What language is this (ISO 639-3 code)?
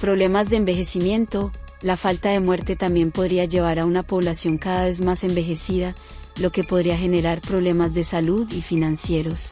spa